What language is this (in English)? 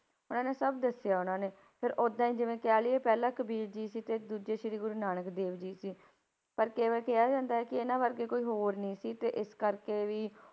Punjabi